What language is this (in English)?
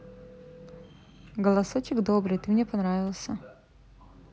Russian